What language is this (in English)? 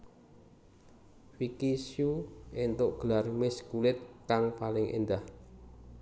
Javanese